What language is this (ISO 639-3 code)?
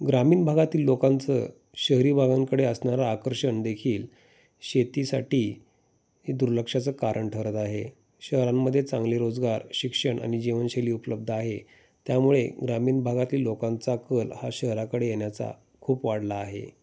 mar